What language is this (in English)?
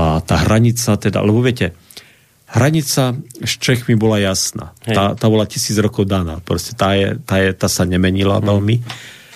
Slovak